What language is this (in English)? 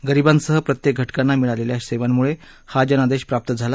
Marathi